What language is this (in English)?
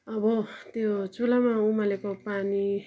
Nepali